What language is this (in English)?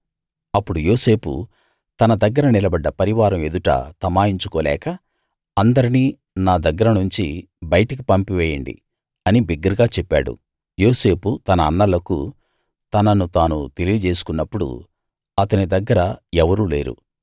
Telugu